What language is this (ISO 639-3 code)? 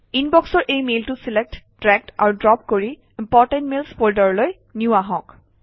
asm